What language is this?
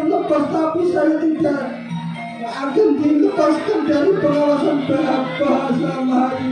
Indonesian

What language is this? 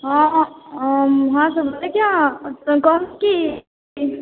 Maithili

